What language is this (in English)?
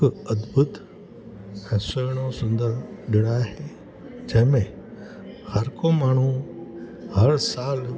Sindhi